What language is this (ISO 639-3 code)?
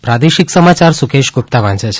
guj